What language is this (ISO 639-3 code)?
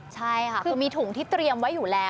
tha